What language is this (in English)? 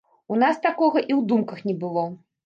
Belarusian